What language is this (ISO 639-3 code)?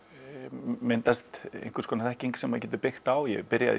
isl